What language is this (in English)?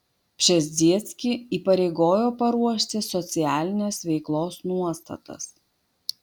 Lithuanian